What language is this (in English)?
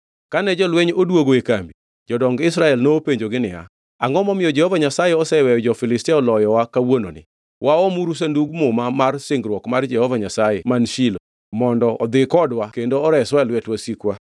Luo (Kenya and Tanzania)